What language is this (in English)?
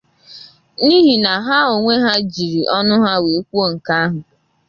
Igbo